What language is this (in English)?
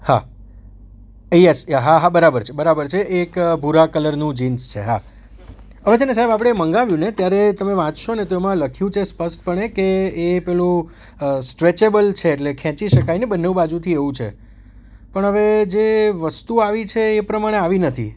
Gujarati